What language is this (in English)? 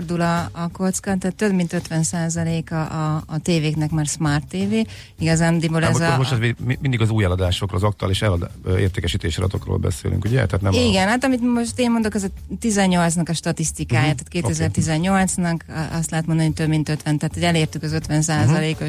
Hungarian